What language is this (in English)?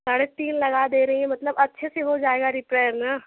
Hindi